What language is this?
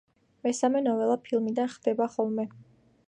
Georgian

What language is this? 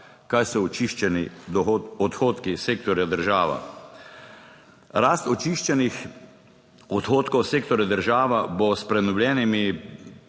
Slovenian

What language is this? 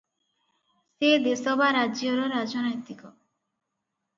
Odia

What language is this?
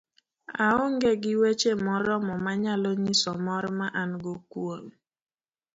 Luo (Kenya and Tanzania)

